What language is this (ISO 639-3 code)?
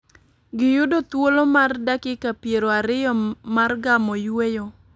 luo